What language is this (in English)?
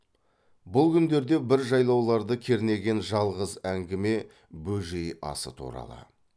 Kazakh